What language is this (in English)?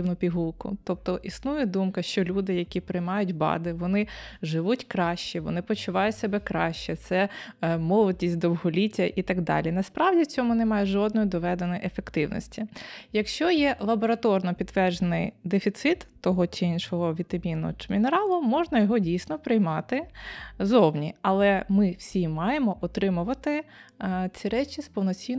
Ukrainian